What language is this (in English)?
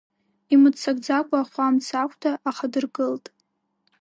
Abkhazian